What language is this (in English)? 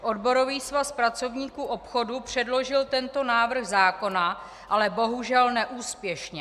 Czech